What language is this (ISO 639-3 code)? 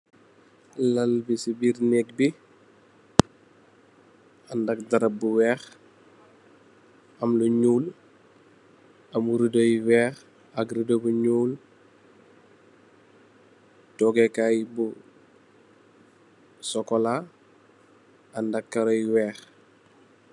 wol